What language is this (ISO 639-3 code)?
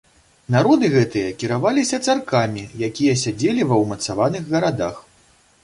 bel